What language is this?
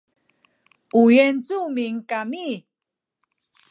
Sakizaya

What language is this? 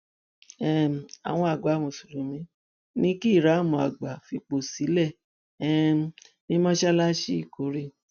Yoruba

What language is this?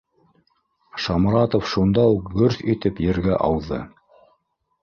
Bashkir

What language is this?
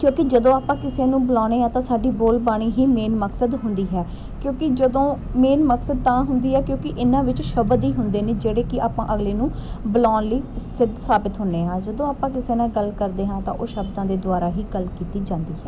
Punjabi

